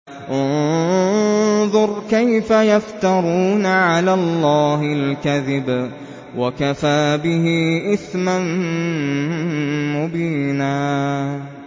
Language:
Arabic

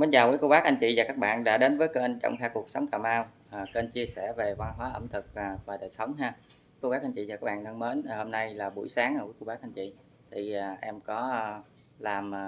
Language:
Vietnamese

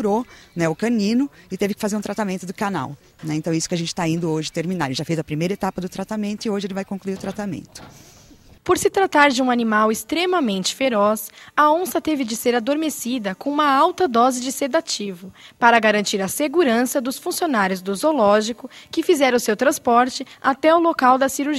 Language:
Portuguese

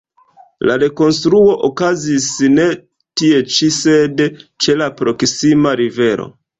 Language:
Esperanto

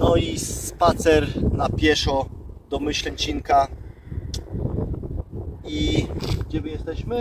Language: Polish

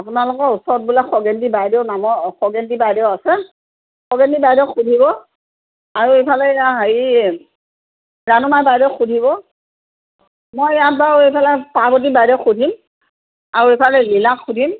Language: Assamese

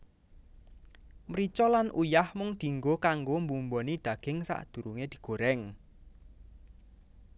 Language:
Javanese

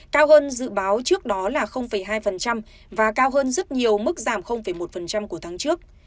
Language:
Vietnamese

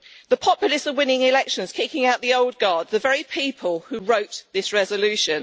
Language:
English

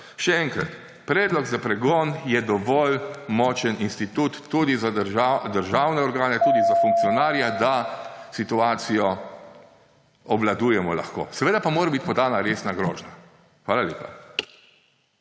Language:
Slovenian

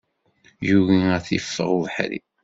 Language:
Kabyle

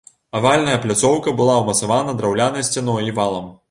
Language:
Belarusian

